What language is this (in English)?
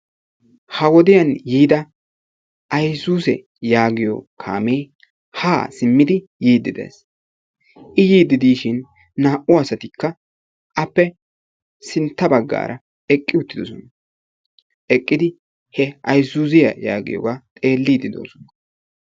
Wolaytta